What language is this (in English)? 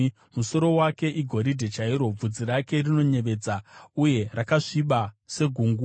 Shona